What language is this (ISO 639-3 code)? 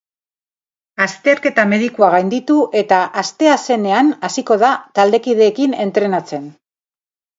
eus